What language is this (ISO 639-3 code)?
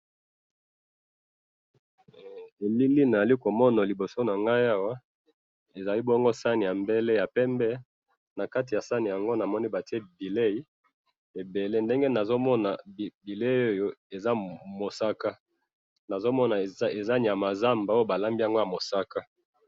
lin